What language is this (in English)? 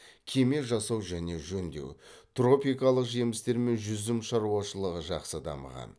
Kazakh